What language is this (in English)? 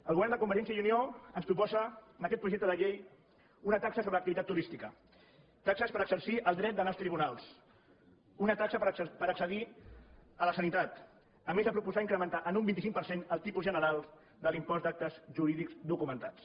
Catalan